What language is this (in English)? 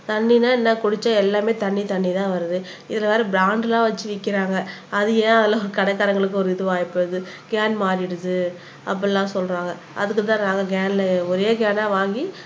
Tamil